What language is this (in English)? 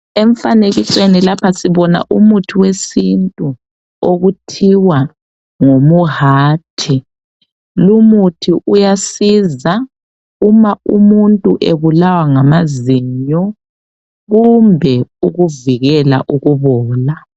North Ndebele